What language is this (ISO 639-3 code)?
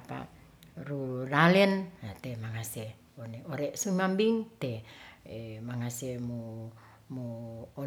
rth